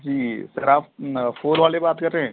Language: Urdu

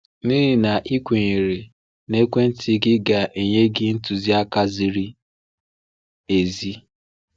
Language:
Igbo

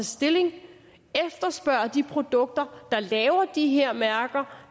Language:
Danish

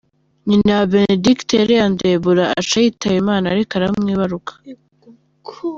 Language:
Kinyarwanda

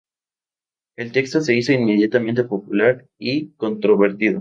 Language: Spanish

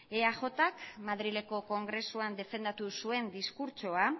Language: Basque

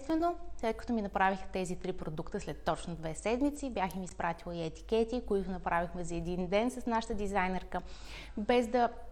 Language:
Bulgarian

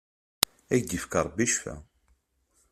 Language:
Kabyle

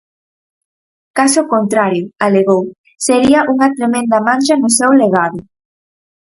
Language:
Galician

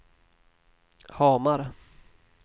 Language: Swedish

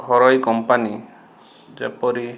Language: Odia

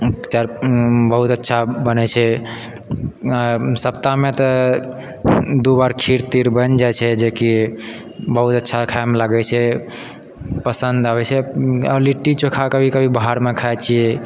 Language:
Maithili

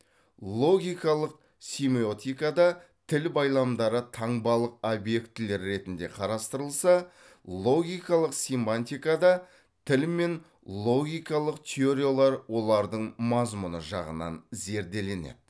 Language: Kazakh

